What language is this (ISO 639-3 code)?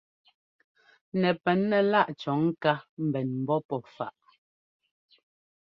jgo